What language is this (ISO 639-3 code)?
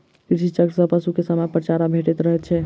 mai